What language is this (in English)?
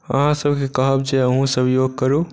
Maithili